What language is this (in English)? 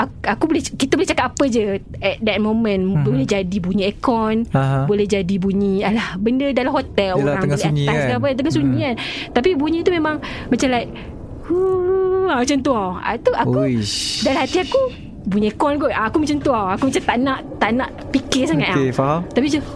Malay